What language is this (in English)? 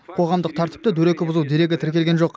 Kazakh